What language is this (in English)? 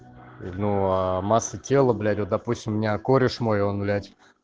Russian